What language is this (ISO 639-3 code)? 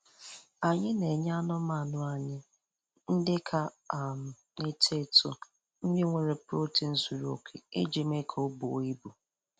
ibo